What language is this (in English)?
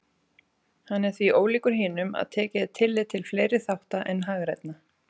Icelandic